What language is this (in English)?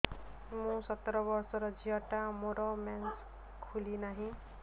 Odia